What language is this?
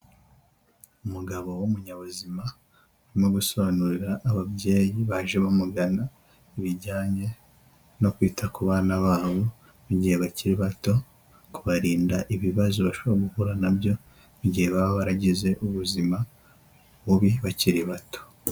Kinyarwanda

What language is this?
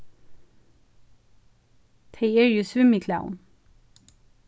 Faroese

